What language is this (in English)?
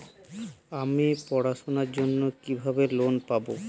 Bangla